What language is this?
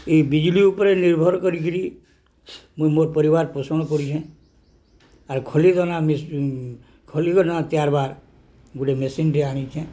Odia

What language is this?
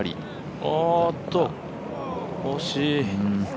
Japanese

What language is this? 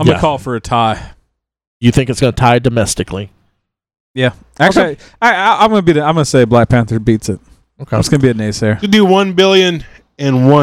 English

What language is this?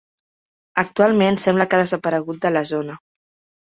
Catalan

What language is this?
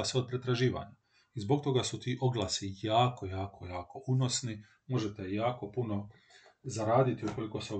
Croatian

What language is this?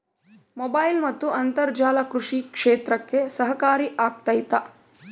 Kannada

